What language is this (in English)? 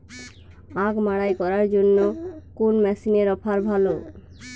Bangla